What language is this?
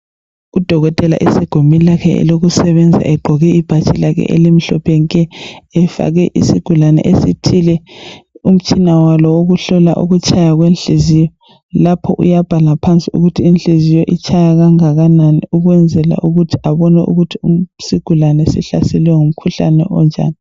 North Ndebele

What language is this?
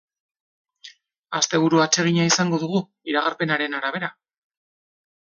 Basque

